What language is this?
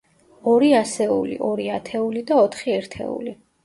Georgian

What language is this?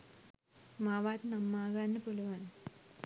Sinhala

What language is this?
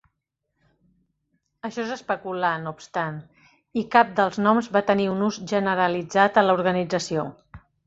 Catalan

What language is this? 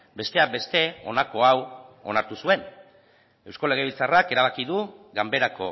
Basque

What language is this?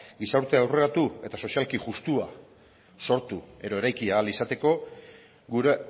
Basque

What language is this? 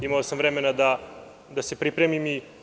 Serbian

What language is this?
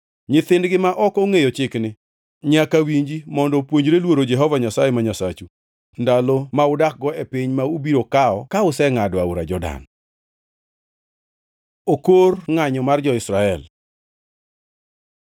Luo (Kenya and Tanzania)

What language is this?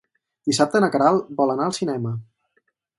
Catalan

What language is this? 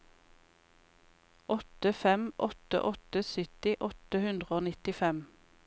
Norwegian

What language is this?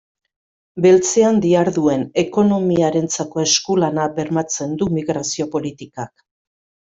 Basque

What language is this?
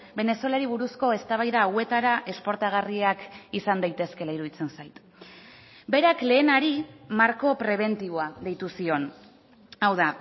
Basque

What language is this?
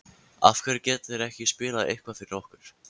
Icelandic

